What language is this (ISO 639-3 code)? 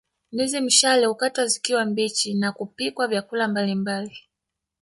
swa